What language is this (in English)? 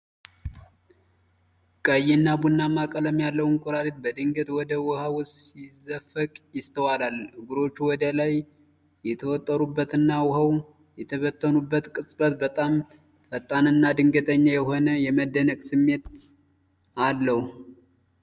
Amharic